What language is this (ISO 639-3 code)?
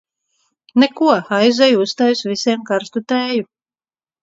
lav